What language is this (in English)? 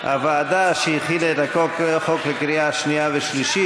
Hebrew